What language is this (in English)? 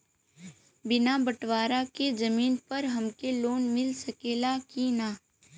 Bhojpuri